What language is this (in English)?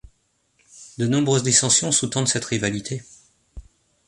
French